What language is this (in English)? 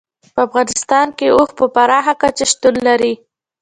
Pashto